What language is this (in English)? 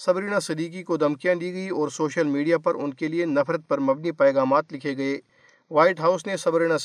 Urdu